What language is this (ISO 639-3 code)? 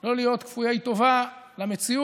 heb